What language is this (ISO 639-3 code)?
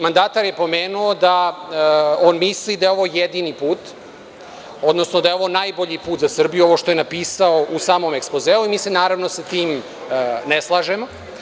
srp